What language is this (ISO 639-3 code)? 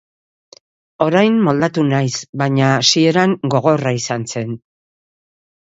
eus